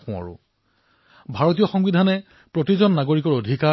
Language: Assamese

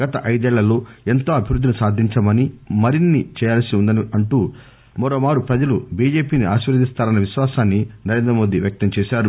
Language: Telugu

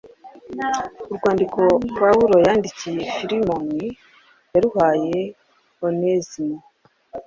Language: Kinyarwanda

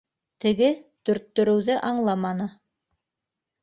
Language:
Bashkir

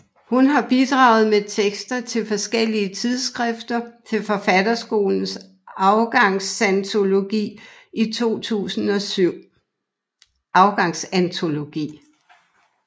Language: Danish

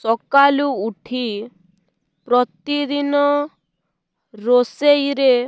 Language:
Odia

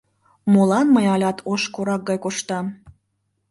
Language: Mari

